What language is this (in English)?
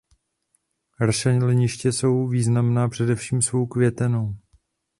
Czech